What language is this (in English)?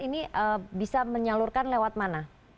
Indonesian